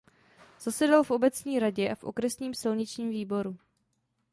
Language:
Czech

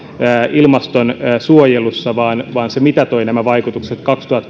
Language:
Finnish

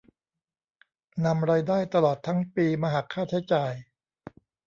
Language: Thai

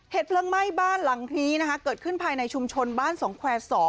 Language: Thai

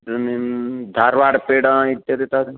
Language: Sanskrit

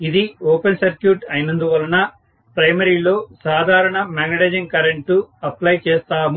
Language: Telugu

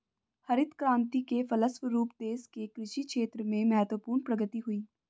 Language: Hindi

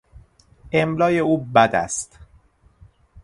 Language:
Persian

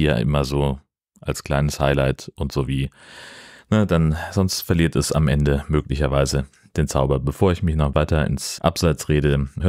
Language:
German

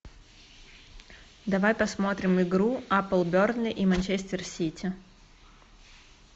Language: Russian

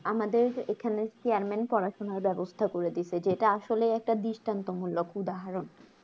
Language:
Bangla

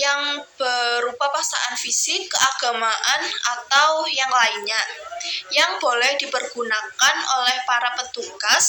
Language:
Indonesian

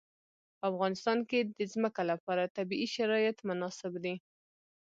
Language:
Pashto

